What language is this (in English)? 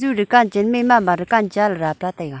Wancho Naga